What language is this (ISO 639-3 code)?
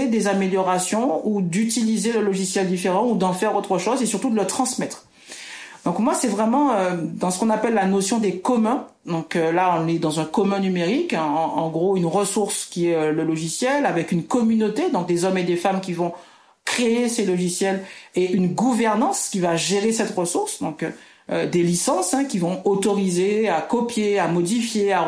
fra